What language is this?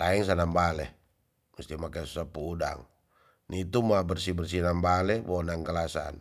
Tonsea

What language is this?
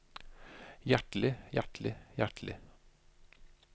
Norwegian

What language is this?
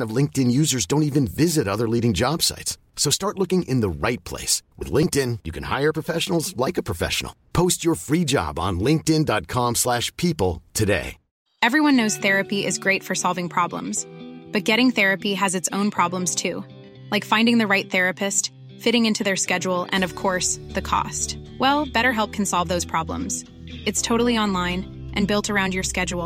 Filipino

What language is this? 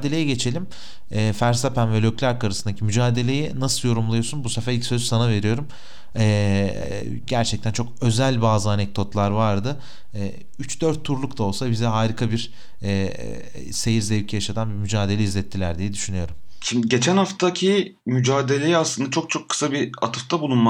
Turkish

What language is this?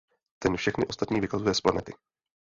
Czech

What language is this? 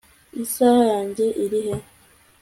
Kinyarwanda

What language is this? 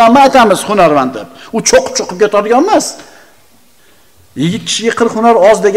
Turkish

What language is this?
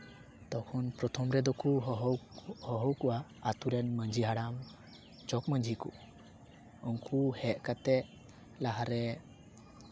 Santali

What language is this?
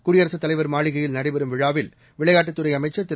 Tamil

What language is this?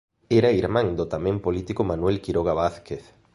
Galician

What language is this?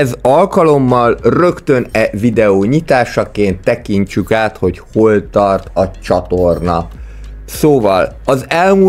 Hungarian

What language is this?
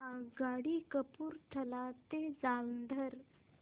Marathi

